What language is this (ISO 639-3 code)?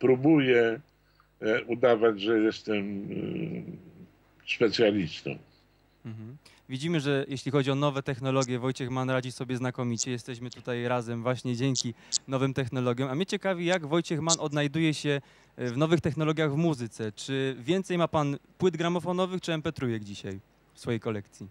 pol